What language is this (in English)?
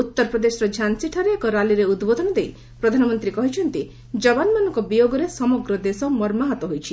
Odia